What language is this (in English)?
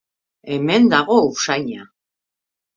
Basque